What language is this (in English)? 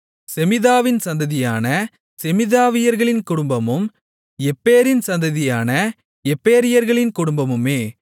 Tamil